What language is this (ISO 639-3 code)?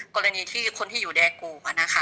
tha